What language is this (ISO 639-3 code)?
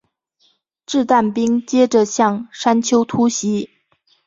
zho